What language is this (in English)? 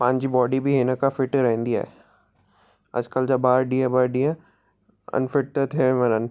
Sindhi